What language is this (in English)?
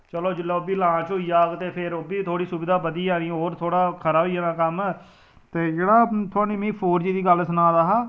Dogri